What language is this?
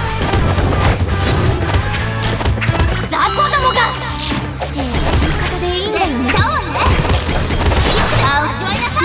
Japanese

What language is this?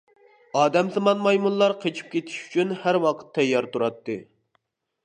Uyghur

